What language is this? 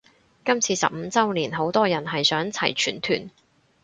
Cantonese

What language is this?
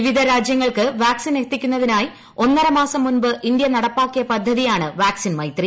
Malayalam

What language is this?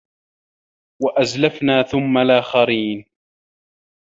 Arabic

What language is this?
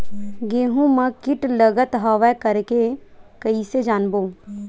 Chhattisgarhi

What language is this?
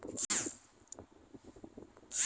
Bhojpuri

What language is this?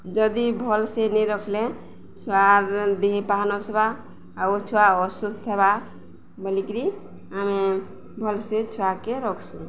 Odia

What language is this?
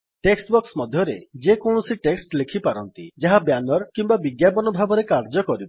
Odia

